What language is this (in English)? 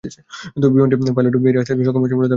Bangla